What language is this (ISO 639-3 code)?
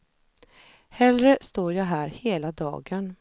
swe